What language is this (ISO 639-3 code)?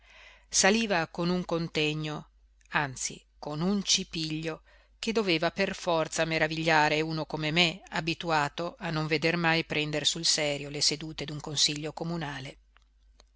ita